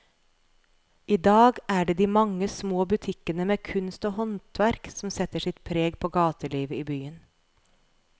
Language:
Norwegian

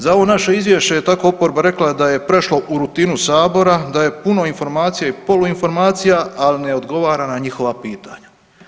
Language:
Croatian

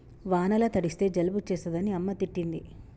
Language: Telugu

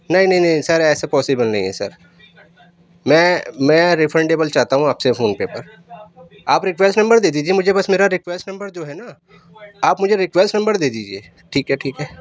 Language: Urdu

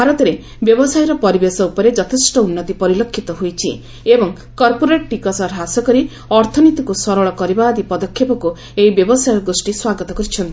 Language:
Odia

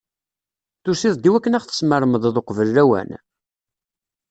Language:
Kabyle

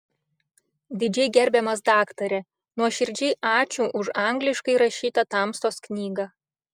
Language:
Lithuanian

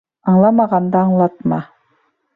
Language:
Bashkir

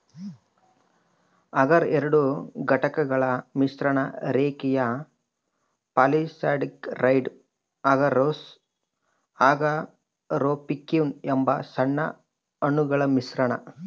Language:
Kannada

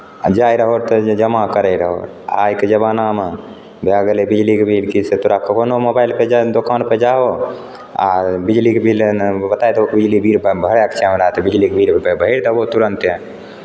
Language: Maithili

